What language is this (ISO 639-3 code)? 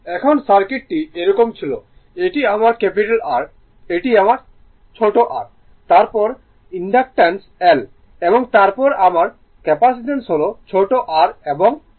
ben